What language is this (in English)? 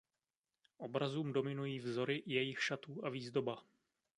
Czech